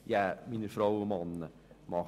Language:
Swiss German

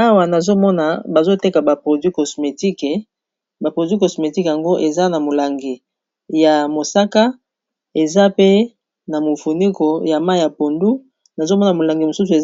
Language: Lingala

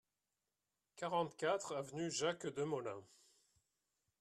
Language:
French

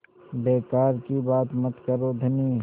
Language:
Hindi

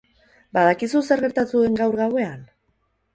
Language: Basque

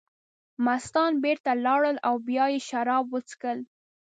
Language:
Pashto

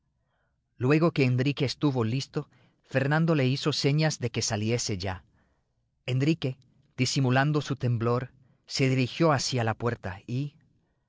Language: Spanish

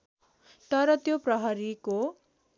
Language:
Nepali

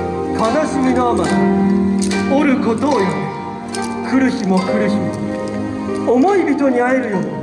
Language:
Japanese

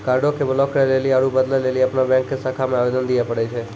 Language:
Maithili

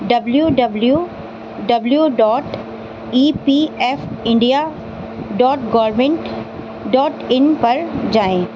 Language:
Urdu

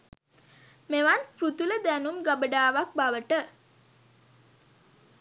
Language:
Sinhala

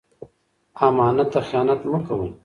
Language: Pashto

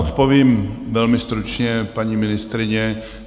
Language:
Czech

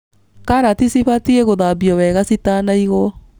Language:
Kikuyu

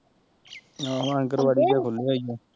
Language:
Punjabi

